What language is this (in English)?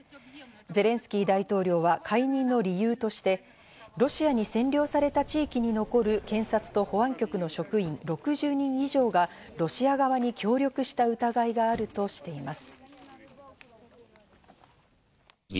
Japanese